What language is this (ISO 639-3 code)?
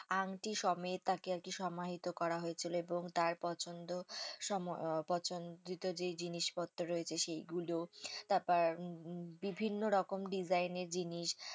ben